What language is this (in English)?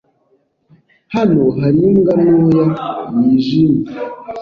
Kinyarwanda